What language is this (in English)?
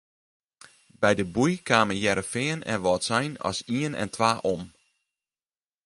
Western Frisian